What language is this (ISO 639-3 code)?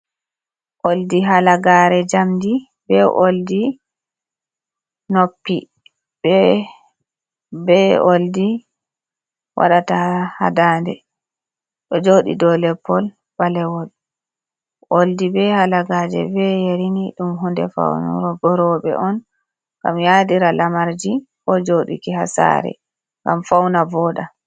ful